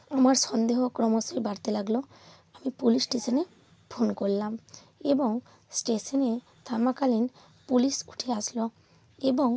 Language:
Bangla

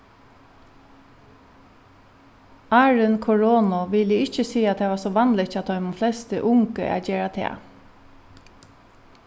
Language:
Faroese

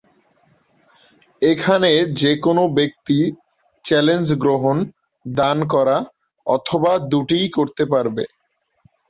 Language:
Bangla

